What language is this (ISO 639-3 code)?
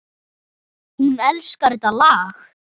isl